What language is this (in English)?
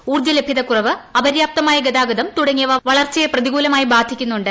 Malayalam